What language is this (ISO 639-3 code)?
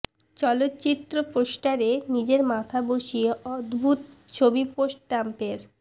ben